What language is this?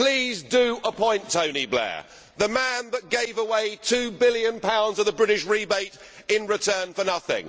English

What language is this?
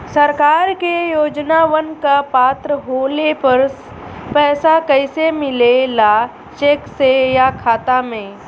Bhojpuri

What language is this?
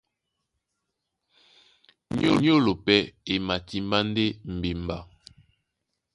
Duala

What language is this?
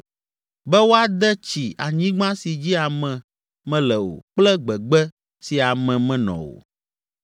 Ewe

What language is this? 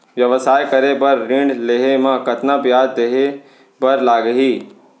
Chhattisgarhi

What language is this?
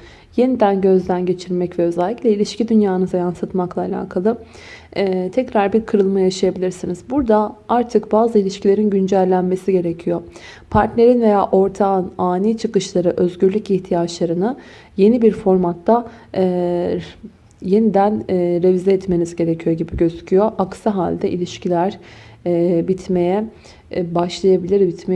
Turkish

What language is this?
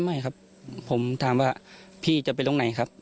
Thai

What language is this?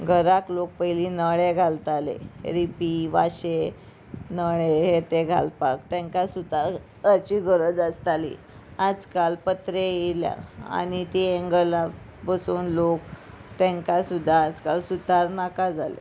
Konkani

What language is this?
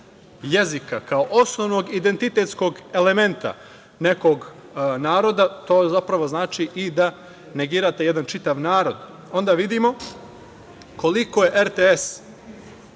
Serbian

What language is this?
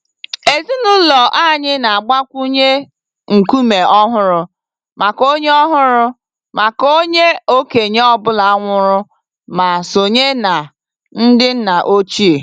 Igbo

